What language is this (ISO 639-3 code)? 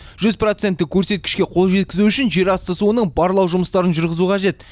kaz